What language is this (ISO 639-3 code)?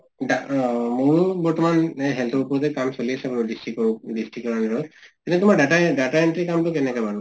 asm